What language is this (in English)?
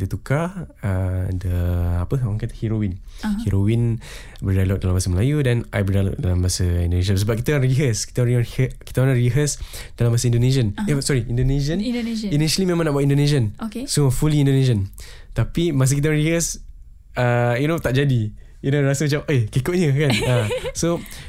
Malay